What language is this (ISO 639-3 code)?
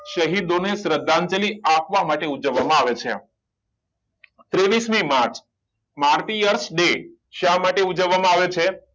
guj